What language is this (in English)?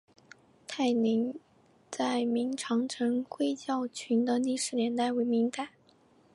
Chinese